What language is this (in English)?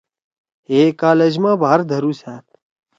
Torwali